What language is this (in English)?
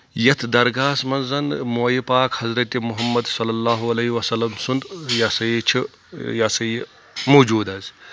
Kashmiri